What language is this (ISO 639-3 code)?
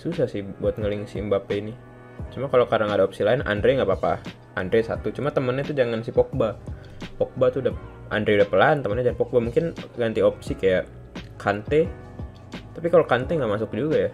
ind